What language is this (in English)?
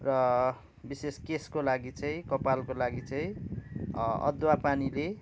Nepali